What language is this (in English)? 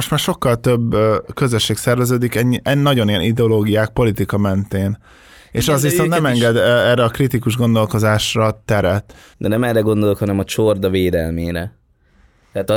Hungarian